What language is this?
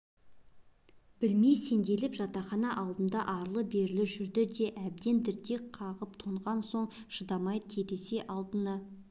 Kazakh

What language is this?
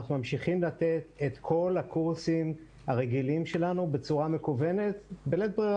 Hebrew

